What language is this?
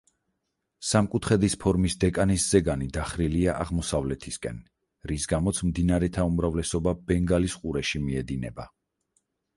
Georgian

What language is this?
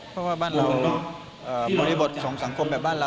Thai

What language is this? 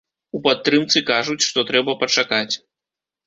Belarusian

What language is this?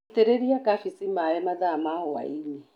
Kikuyu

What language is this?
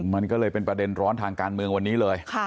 Thai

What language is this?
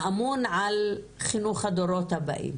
Hebrew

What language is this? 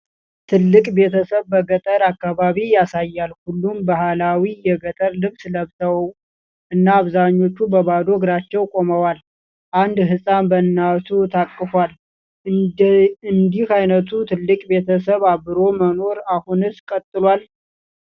Amharic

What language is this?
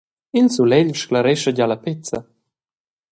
Romansh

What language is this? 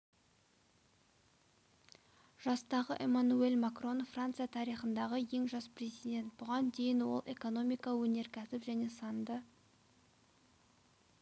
Kazakh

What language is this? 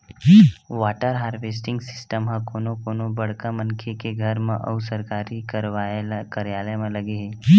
Chhattisgarhi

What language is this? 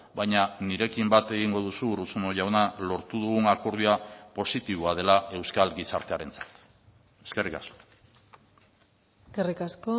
Basque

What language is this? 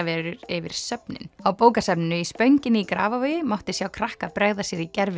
Icelandic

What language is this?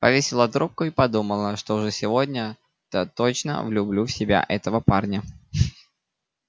Russian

